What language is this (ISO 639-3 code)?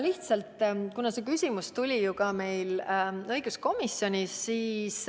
est